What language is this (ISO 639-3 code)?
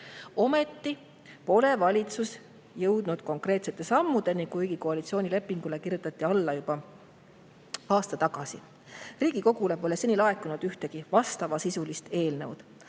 est